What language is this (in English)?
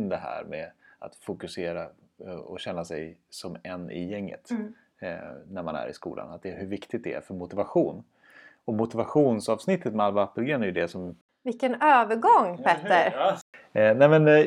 Swedish